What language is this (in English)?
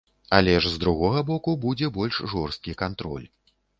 Belarusian